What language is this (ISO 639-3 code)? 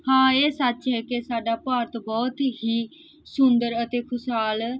pan